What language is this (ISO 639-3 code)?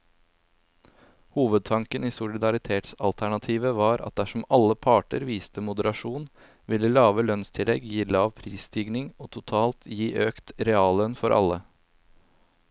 nor